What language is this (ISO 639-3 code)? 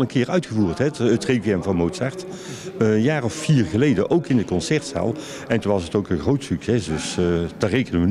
nld